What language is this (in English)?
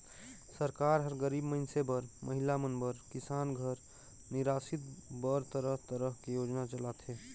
Chhattisgarhi